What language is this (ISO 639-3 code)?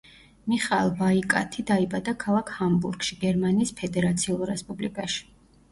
kat